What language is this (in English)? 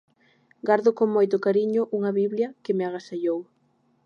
Galician